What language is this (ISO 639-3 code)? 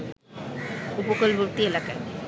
ben